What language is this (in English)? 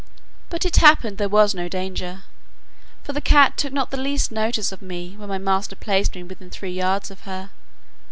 English